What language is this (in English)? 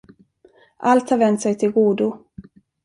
Swedish